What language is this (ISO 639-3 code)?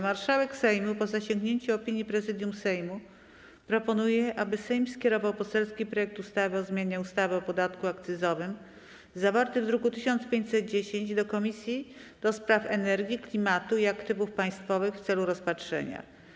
pol